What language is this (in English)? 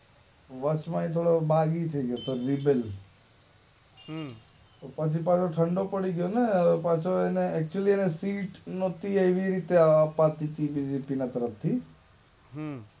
Gujarati